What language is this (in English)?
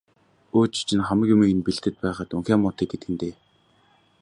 Mongolian